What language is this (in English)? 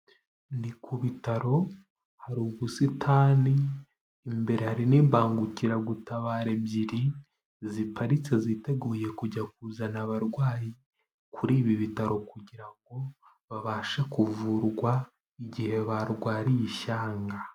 Kinyarwanda